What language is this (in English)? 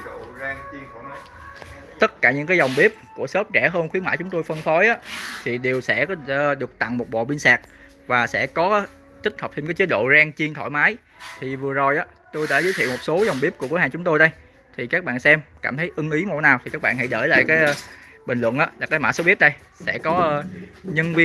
Vietnamese